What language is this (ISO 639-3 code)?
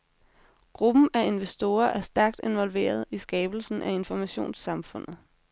dan